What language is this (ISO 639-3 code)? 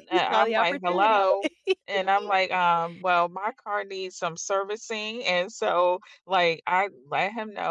eng